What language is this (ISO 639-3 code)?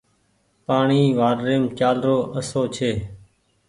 gig